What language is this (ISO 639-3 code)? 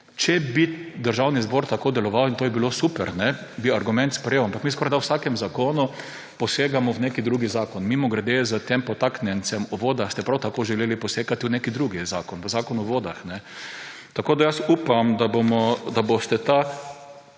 slv